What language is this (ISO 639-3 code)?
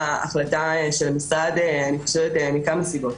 heb